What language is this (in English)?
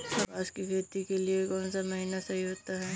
Hindi